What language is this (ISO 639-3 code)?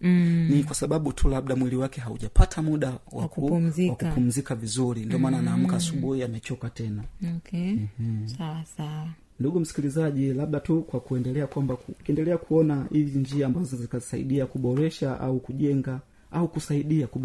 swa